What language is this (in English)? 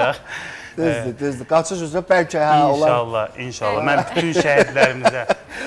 Turkish